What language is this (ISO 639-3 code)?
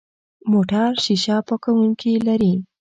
pus